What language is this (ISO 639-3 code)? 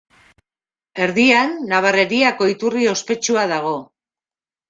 eus